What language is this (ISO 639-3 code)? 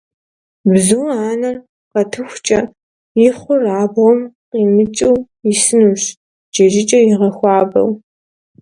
kbd